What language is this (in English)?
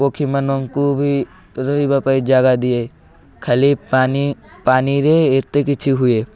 Odia